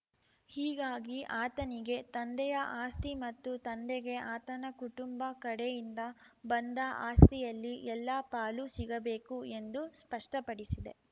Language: Kannada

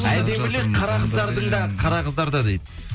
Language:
Kazakh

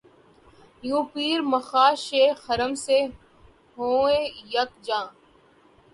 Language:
Urdu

